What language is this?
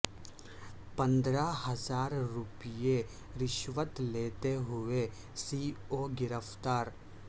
Urdu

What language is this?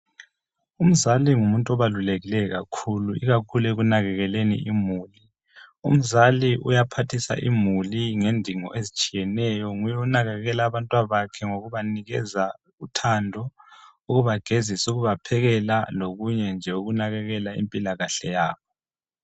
North Ndebele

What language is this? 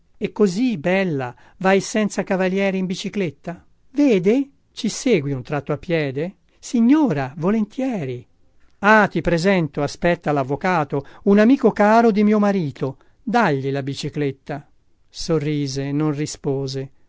Italian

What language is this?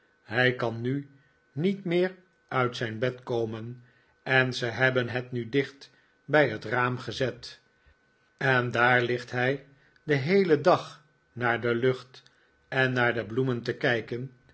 Dutch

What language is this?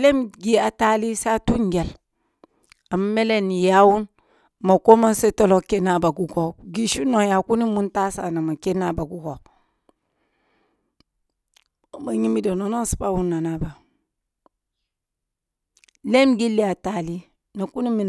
Kulung (Nigeria)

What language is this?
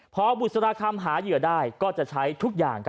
Thai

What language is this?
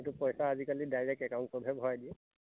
Assamese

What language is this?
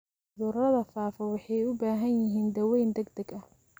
Somali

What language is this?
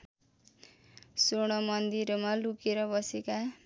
Nepali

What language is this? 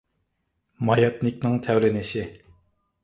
Uyghur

